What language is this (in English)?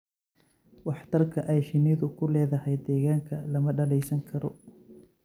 Somali